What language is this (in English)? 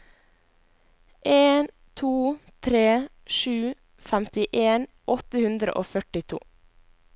Norwegian